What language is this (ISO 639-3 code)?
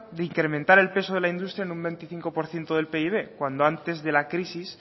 spa